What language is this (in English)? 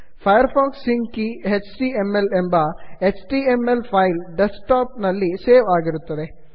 Kannada